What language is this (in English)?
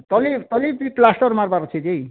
Odia